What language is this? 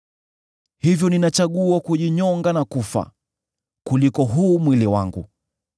Swahili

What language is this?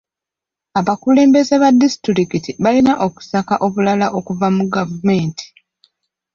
Ganda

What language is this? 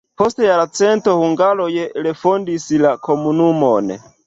Esperanto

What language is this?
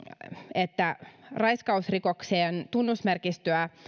Finnish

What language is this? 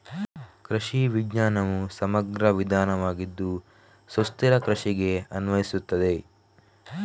Kannada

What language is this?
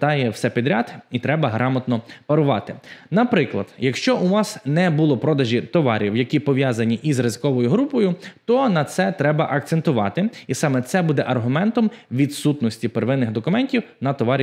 Ukrainian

